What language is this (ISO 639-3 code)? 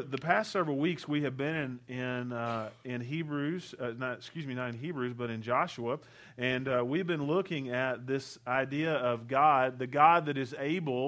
eng